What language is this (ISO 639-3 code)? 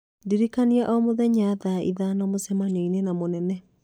kik